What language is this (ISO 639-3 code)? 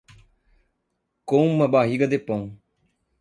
por